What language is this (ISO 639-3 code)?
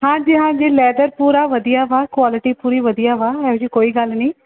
pan